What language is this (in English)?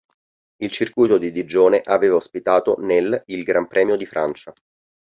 Italian